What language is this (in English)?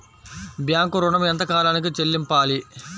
Telugu